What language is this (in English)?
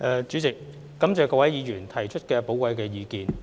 Cantonese